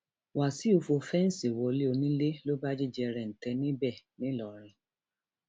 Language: Yoruba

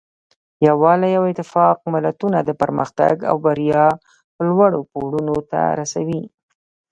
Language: Pashto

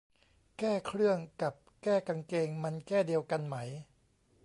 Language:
Thai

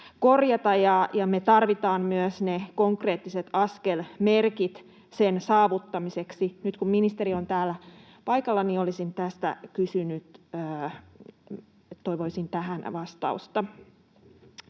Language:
Finnish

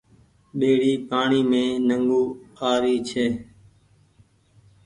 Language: Goaria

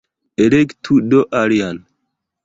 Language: Esperanto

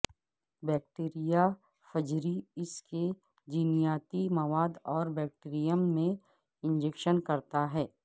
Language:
Urdu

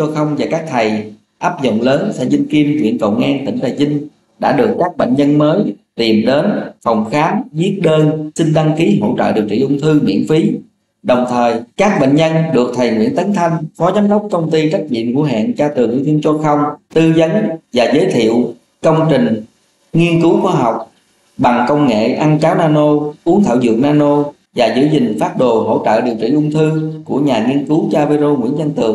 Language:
Vietnamese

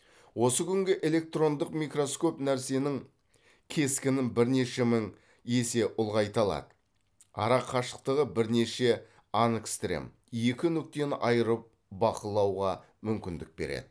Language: Kazakh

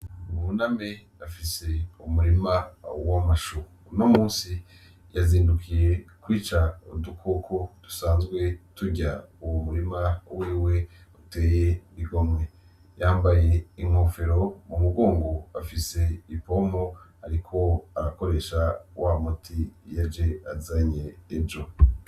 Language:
Rundi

